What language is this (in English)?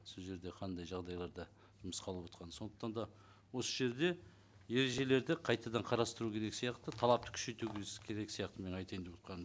Kazakh